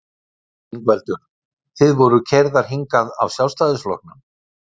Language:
Icelandic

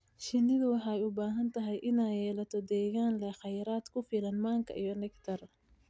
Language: Somali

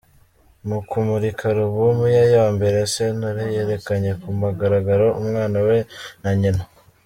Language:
Kinyarwanda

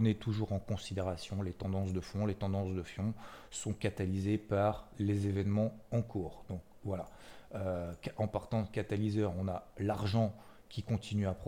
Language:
French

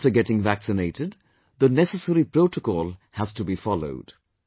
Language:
English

